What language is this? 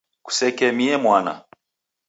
Taita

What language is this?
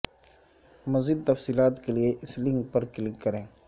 Urdu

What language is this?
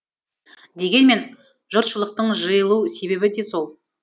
Kazakh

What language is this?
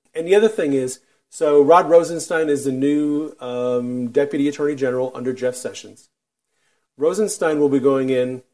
English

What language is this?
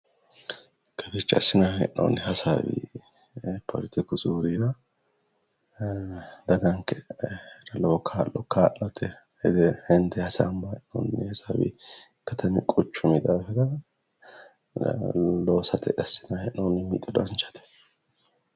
Sidamo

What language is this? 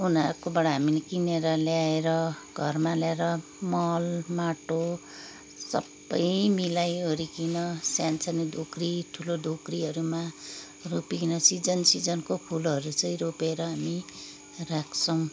Nepali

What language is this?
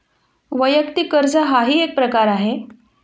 Marathi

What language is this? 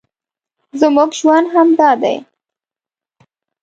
Pashto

